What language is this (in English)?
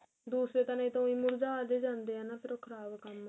Punjabi